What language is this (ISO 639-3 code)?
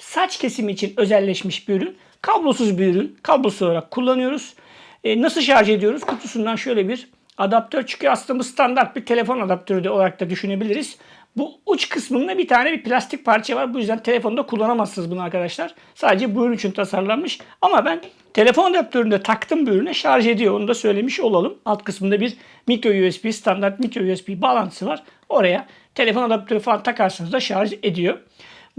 tur